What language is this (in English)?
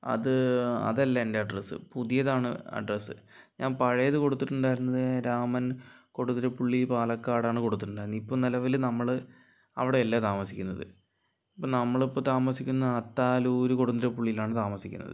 Malayalam